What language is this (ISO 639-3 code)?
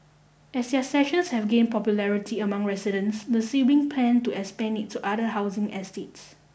eng